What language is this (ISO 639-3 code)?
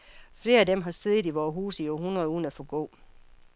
dan